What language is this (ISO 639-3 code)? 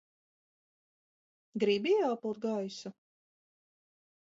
lav